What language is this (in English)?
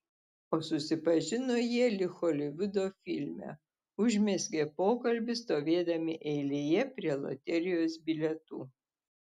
Lithuanian